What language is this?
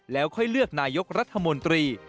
Thai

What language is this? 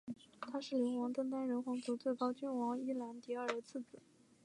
Chinese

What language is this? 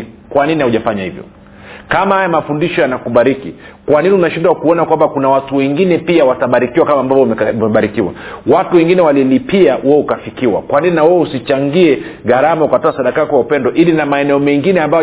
Swahili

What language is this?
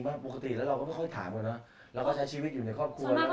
Thai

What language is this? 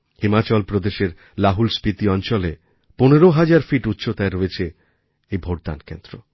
Bangla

